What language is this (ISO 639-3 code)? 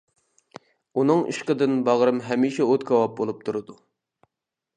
uig